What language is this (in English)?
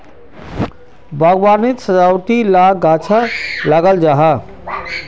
Magahi